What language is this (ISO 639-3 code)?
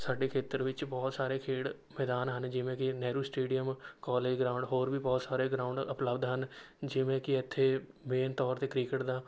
pan